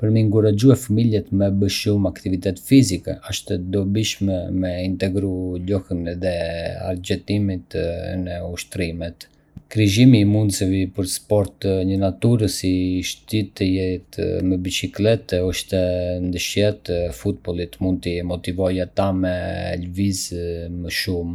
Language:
Arbëreshë Albanian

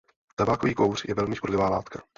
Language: Czech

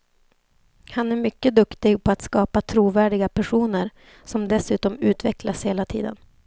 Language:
Swedish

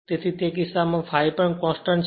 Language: Gujarati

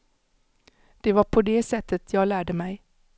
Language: Swedish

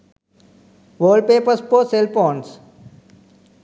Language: Sinhala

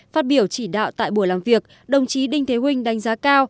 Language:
Vietnamese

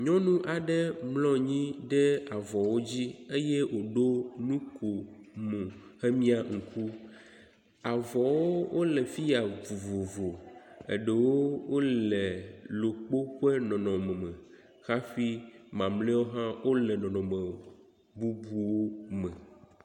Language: Ewe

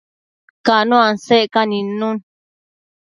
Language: Matsés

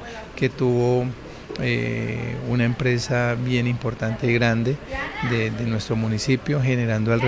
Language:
Spanish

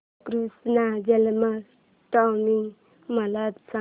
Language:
Marathi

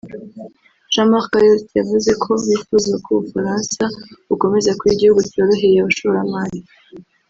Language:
Kinyarwanda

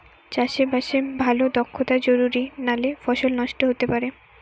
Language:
Bangla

